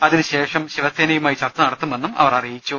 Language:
Malayalam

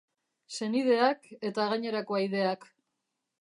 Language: Basque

